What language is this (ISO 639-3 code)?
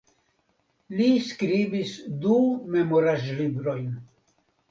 epo